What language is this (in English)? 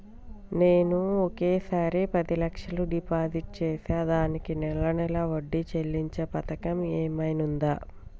Telugu